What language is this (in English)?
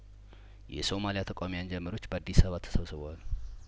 Amharic